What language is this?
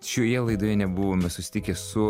Lithuanian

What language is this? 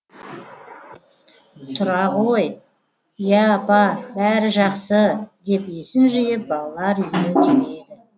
Kazakh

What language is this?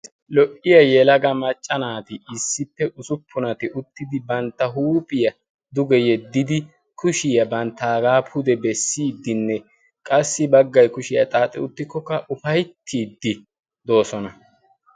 Wolaytta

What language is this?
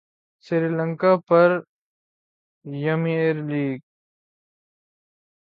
Urdu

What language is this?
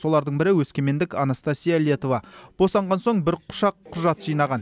Kazakh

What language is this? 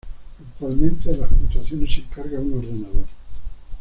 Spanish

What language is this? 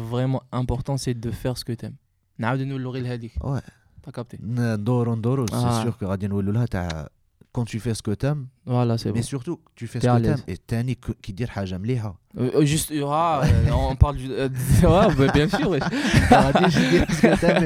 French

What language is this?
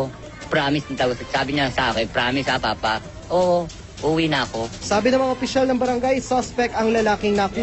Filipino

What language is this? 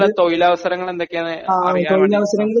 Malayalam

